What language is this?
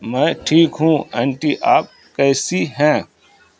Urdu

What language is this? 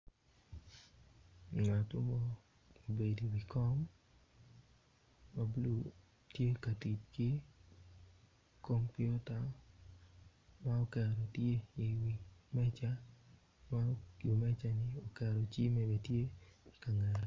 Acoli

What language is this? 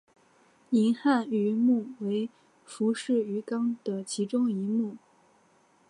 Chinese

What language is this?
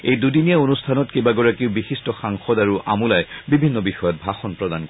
Assamese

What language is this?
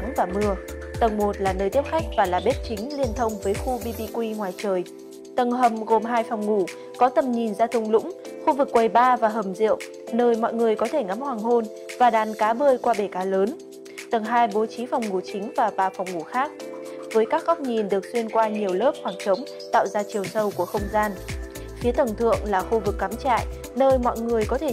Vietnamese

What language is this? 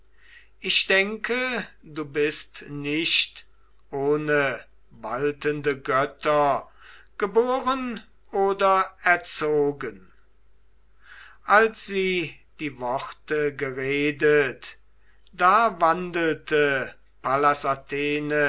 German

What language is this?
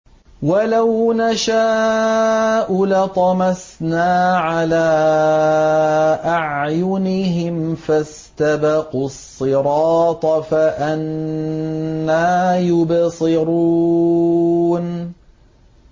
Arabic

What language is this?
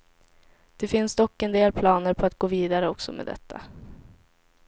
Swedish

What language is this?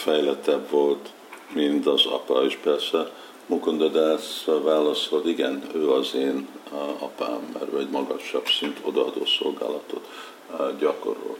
Hungarian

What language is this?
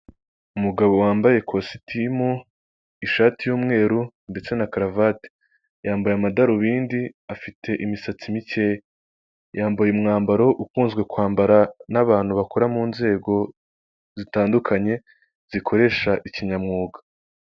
Kinyarwanda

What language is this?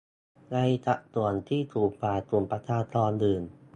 Thai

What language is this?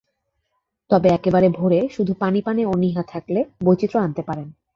Bangla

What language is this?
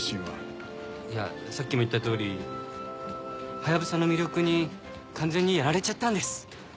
Japanese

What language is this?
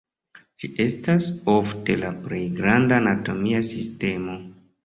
Esperanto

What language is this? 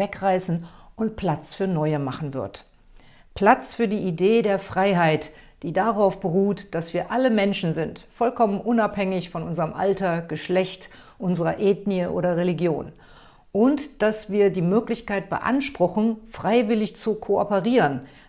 German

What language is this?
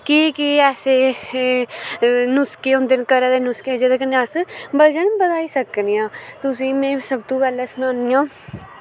Dogri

